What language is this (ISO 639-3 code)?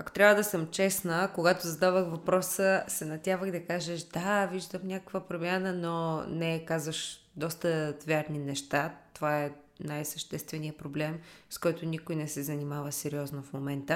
bul